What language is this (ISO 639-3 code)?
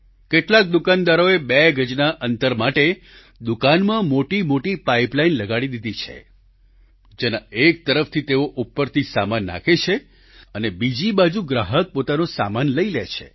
guj